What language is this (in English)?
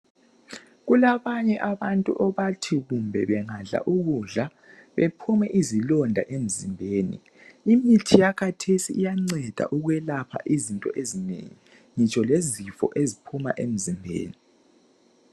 North Ndebele